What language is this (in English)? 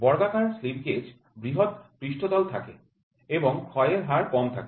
Bangla